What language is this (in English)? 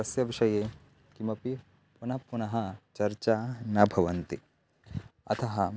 Sanskrit